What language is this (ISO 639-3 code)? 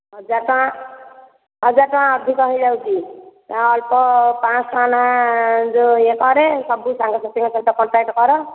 ori